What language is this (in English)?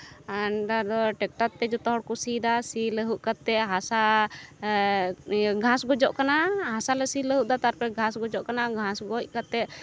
Santali